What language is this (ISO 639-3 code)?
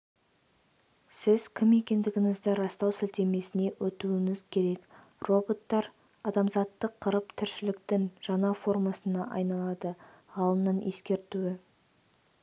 kaz